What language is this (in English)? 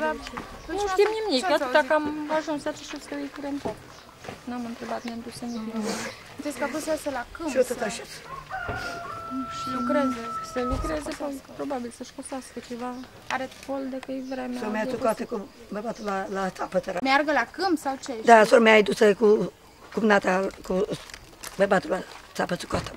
Romanian